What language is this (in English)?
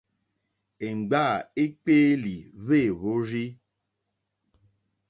Mokpwe